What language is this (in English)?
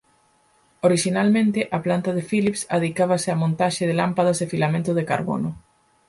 Galician